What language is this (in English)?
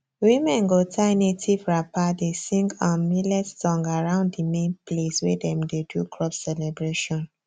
Nigerian Pidgin